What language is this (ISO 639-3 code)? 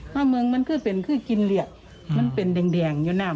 tha